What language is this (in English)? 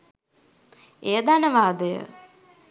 Sinhala